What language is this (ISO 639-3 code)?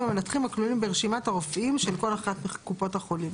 heb